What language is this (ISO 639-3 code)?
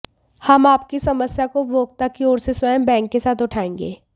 hin